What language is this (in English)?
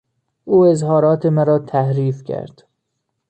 Persian